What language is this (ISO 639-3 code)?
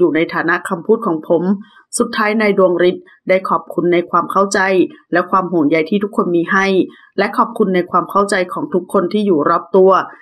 tha